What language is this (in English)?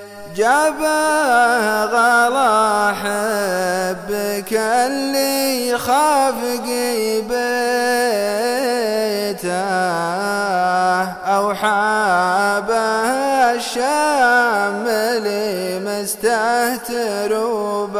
Arabic